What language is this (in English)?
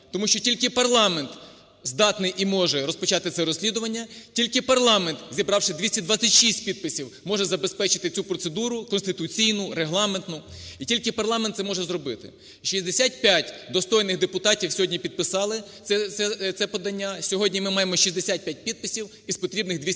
Ukrainian